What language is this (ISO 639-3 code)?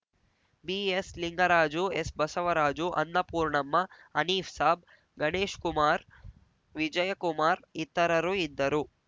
kan